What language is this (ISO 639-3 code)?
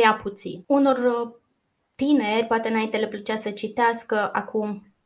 ron